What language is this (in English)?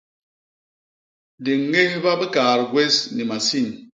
Basaa